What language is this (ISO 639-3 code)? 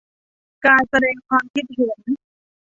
tha